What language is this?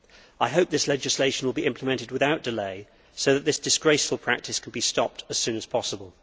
English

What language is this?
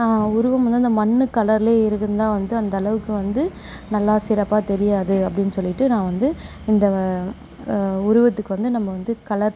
Tamil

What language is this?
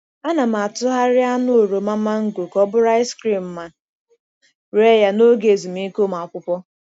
Igbo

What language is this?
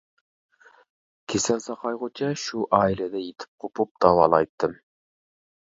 Uyghur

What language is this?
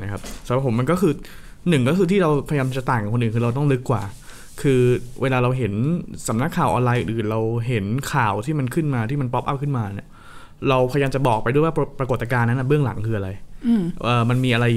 Thai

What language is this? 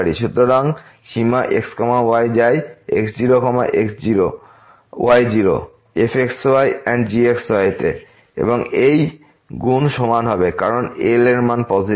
Bangla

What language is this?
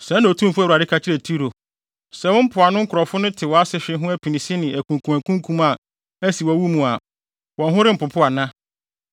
Akan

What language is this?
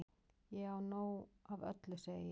Icelandic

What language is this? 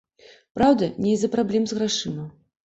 Belarusian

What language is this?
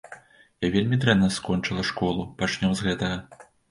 Belarusian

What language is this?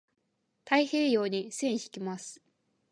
Japanese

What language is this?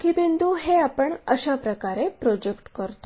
Marathi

